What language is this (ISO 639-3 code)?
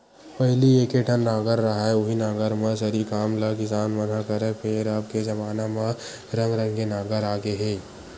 hne